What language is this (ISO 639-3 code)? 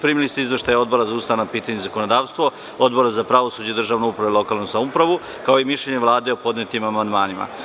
srp